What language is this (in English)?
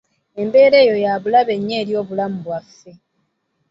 Ganda